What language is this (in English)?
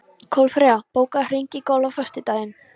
Icelandic